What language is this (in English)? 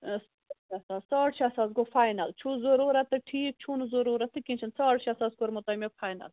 Kashmiri